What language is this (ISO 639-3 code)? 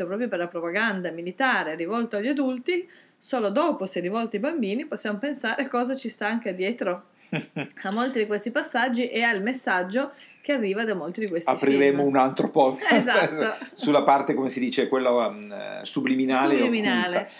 ita